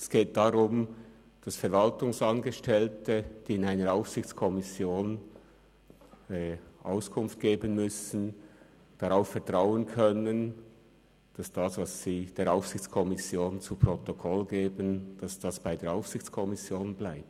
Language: Swiss German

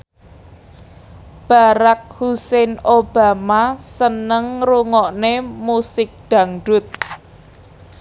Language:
Javanese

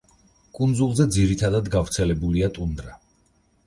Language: Georgian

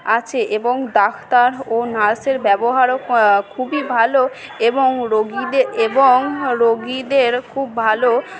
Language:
Bangla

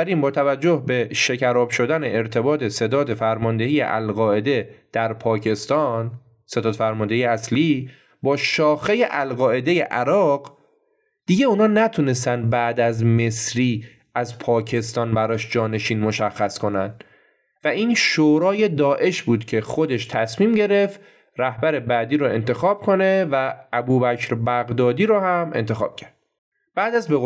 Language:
Persian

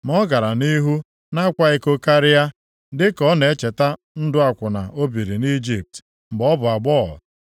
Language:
Igbo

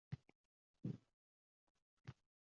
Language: Uzbek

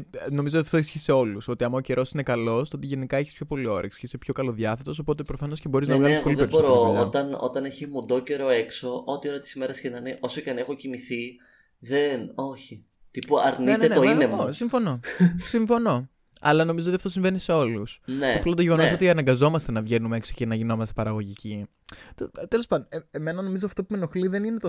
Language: Greek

